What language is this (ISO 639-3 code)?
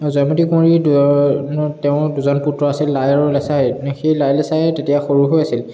asm